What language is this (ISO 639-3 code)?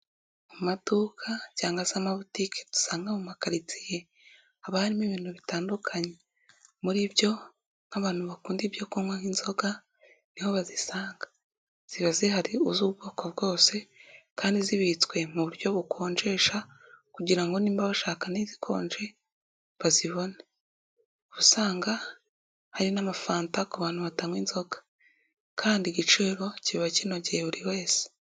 kin